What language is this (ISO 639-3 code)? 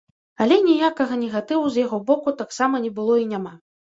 bel